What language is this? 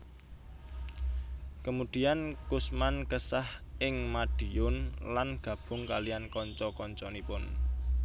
Javanese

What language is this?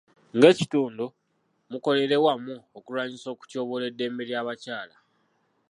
Ganda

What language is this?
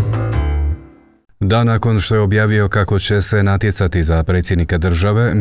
Croatian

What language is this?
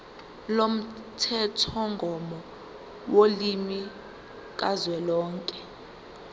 Zulu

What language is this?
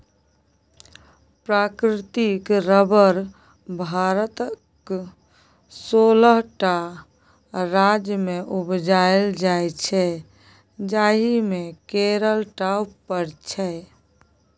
Maithili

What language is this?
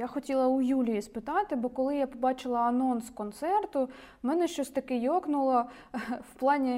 Ukrainian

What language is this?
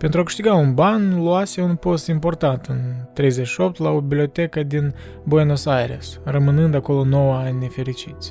Romanian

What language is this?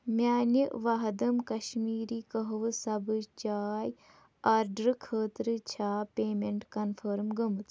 Kashmiri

